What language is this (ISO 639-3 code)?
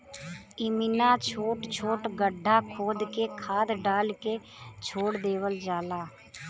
bho